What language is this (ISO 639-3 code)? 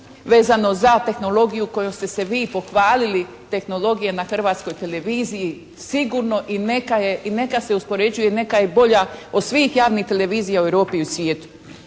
hrv